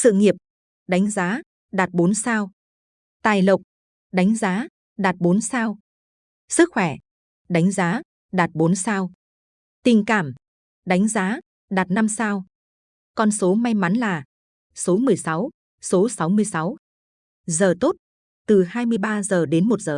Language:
Vietnamese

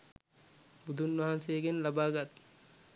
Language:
Sinhala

